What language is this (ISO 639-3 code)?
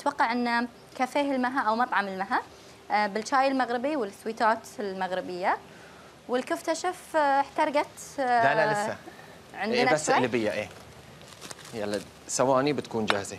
ara